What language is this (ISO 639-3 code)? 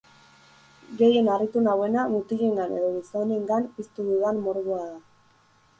eus